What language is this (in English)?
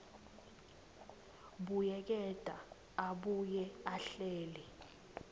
Swati